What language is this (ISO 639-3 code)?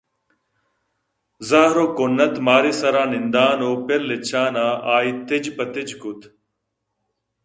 bgp